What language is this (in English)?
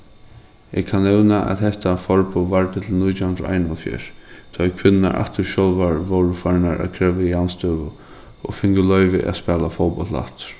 Faroese